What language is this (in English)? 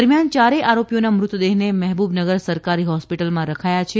Gujarati